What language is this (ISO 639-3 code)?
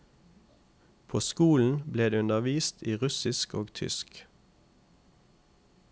nor